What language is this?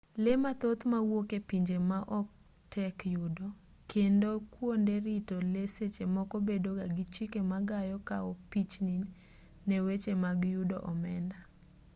Luo (Kenya and Tanzania)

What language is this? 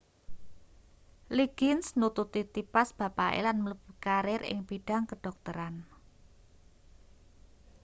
Javanese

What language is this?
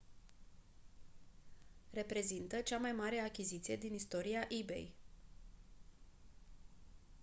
Romanian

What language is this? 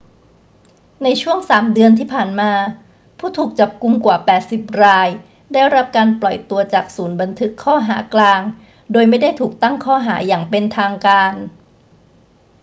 Thai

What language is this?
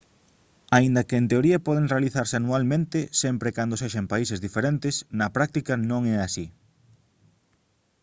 Galician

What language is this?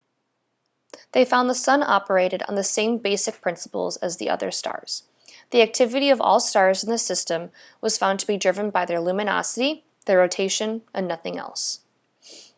English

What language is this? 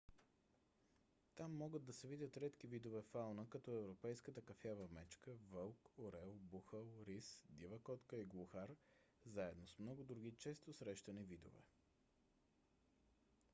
Bulgarian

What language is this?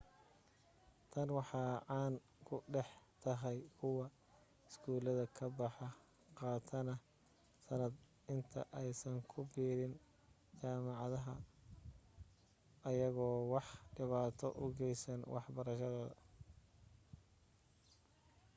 Somali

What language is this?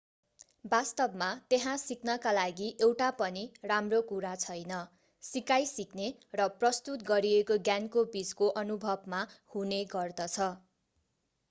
Nepali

